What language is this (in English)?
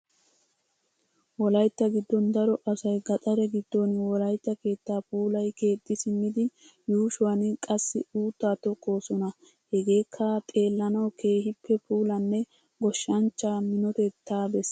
Wolaytta